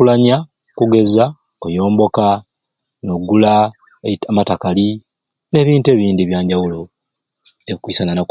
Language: Ruuli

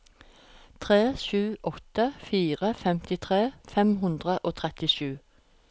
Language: Norwegian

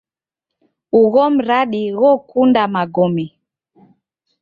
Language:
Taita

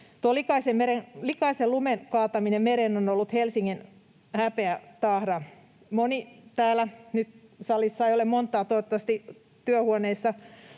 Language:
Finnish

